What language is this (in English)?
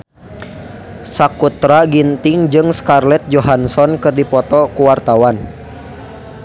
Sundanese